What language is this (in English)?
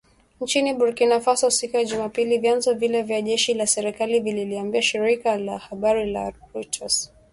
Swahili